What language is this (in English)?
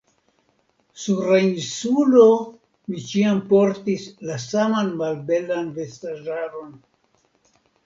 Esperanto